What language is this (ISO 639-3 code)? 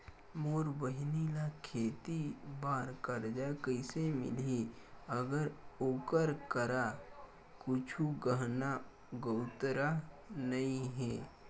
hne